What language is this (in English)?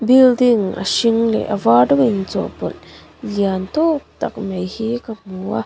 Mizo